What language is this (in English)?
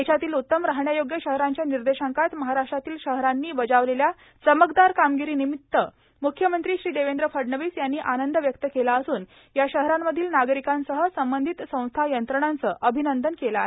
Marathi